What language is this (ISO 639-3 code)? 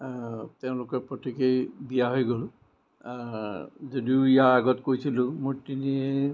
asm